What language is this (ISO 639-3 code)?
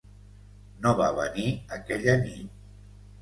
cat